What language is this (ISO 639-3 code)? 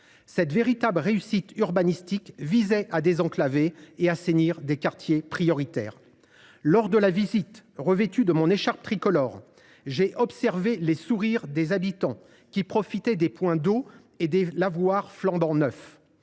fra